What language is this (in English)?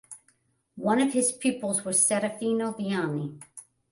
English